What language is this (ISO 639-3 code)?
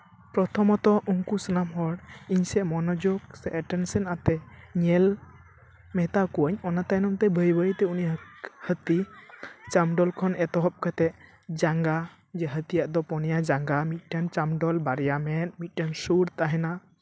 sat